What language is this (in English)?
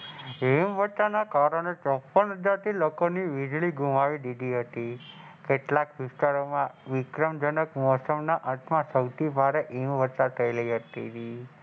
Gujarati